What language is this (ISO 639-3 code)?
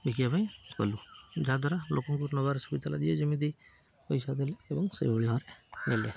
ori